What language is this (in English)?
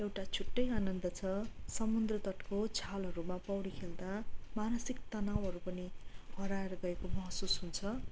Nepali